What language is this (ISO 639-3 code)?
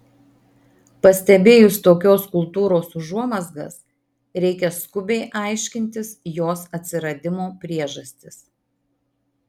lit